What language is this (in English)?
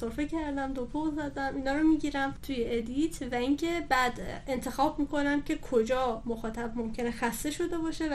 Persian